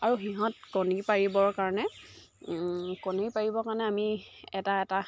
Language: Assamese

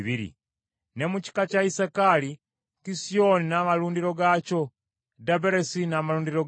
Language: Ganda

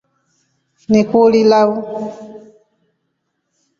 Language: Rombo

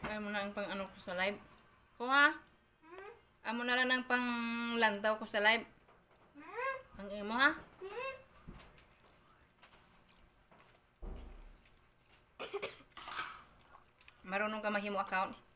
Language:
Filipino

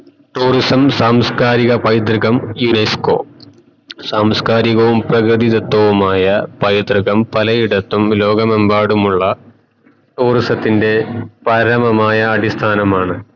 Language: Malayalam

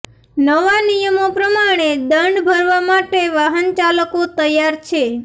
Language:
Gujarati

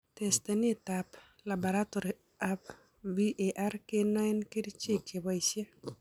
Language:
Kalenjin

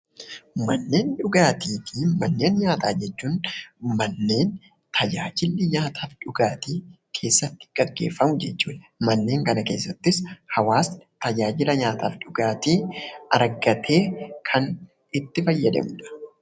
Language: Oromo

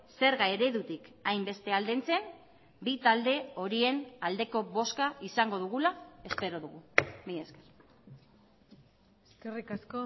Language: Basque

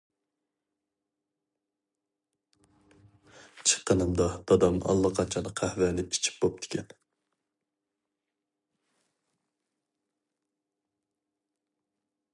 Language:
Uyghur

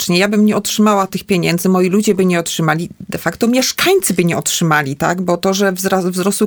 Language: Polish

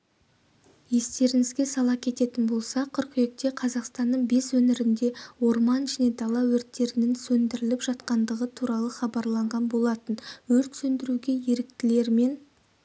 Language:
Kazakh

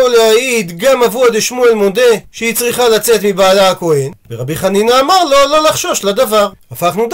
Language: Hebrew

